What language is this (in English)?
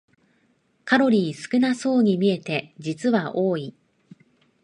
Japanese